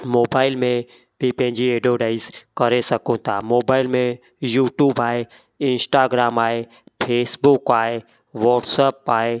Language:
Sindhi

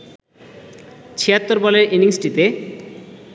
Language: Bangla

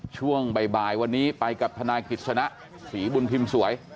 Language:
Thai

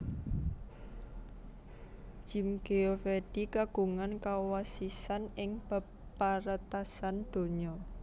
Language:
Javanese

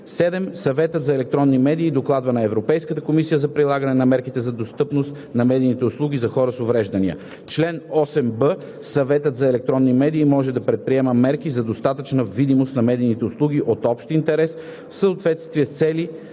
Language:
Bulgarian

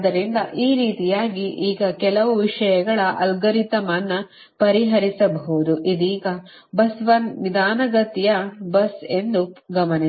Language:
Kannada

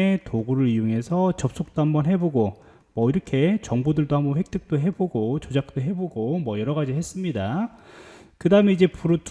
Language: Korean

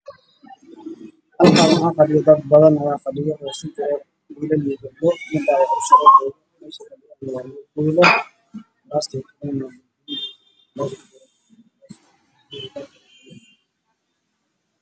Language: Somali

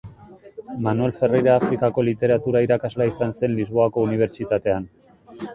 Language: Basque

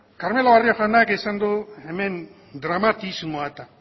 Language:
Basque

